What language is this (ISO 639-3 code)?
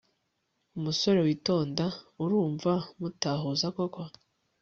kin